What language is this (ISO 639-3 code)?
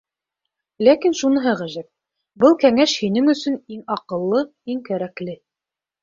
bak